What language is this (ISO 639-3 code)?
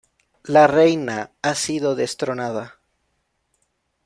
spa